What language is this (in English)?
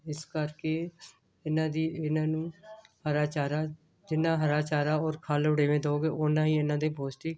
Punjabi